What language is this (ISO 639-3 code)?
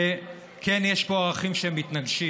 heb